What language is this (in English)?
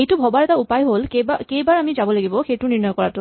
Assamese